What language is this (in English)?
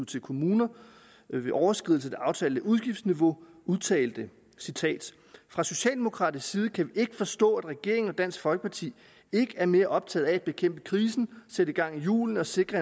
Danish